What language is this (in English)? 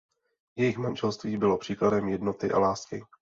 Czech